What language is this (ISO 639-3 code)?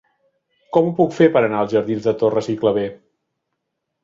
cat